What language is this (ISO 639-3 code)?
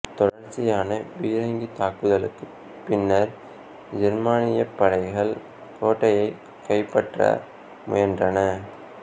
tam